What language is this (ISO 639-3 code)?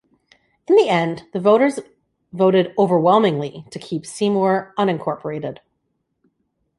eng